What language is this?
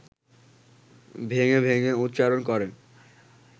Bangla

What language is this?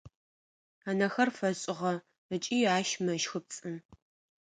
Adyghe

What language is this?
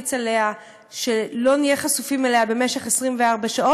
Hebrew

